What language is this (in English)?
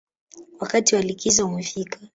Swahili